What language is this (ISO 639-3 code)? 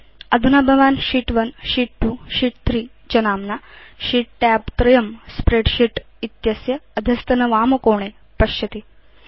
san